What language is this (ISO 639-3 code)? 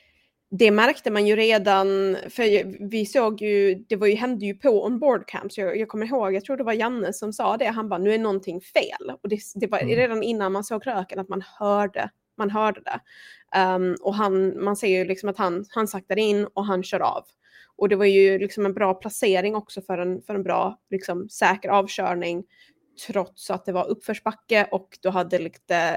swe